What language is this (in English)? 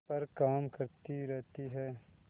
Hindi